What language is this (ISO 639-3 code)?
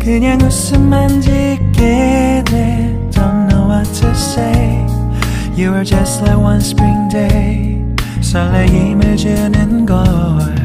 kor